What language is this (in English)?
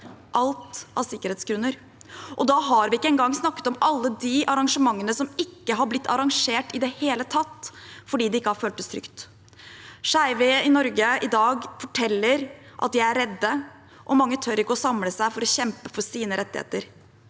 Norwegian